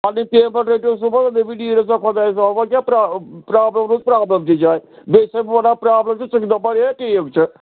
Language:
Kashmiri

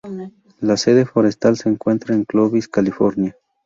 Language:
Spanish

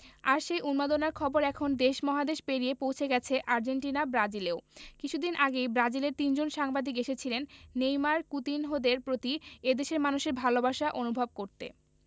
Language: Bangla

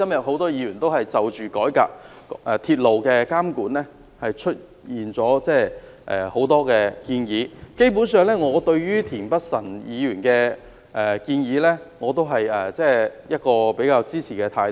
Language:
Cantonese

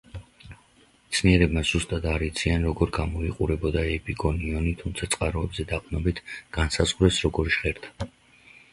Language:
Georgian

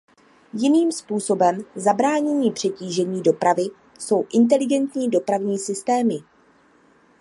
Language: Czech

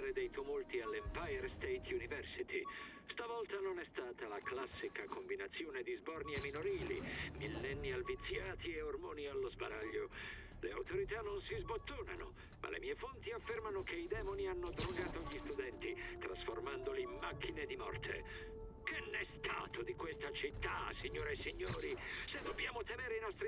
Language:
Italian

